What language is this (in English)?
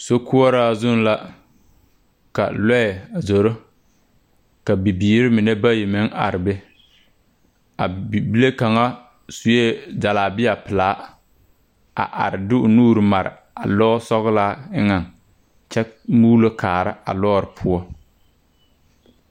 Southern Dagaare